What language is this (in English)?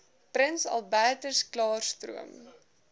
Afrikaans